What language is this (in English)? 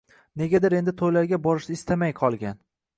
Uzbek